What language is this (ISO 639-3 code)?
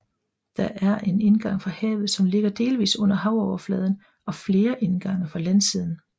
dan